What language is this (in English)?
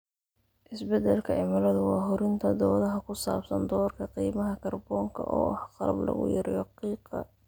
Somali